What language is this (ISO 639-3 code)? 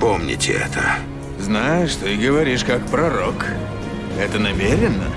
rus